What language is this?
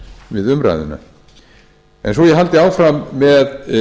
Icelandic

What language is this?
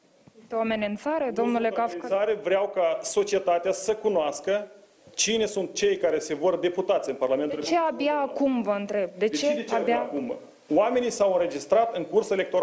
Romanian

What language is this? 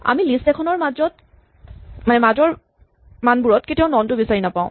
Assamese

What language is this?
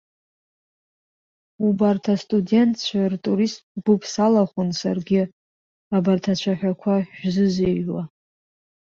Abkhazian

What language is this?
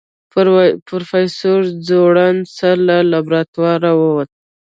Pashto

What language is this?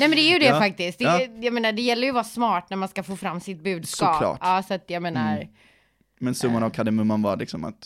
Swedish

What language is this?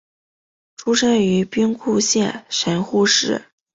Chinese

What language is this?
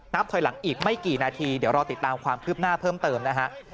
Thai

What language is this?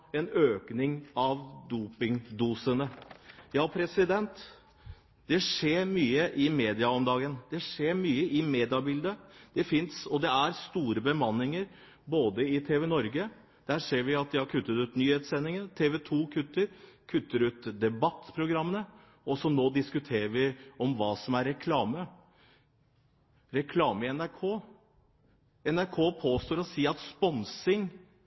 Norwegian Bokmål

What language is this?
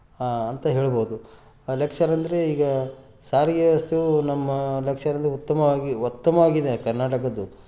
Kannada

